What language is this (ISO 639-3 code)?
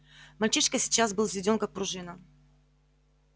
rus